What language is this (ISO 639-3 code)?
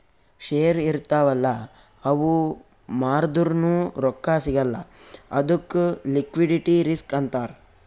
kan